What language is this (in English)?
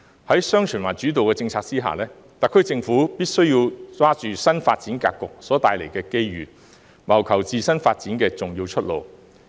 Cantonese